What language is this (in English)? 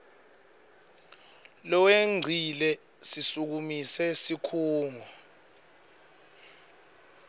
Swati